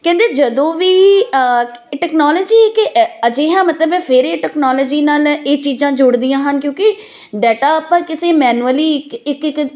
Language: Punjabi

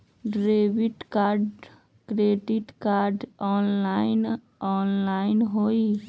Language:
Magahi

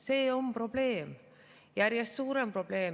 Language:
Estonian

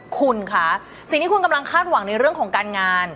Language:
Thai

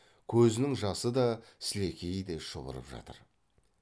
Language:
Kazakh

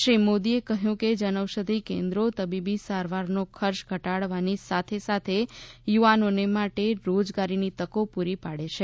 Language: Gujarati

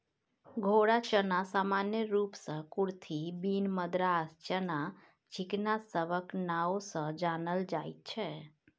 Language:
Maithili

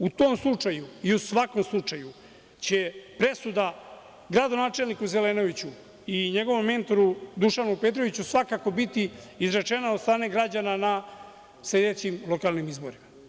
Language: Serbian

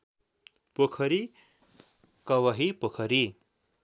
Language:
Nepali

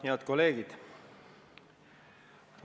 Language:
Estonian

